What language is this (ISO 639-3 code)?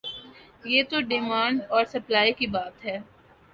urd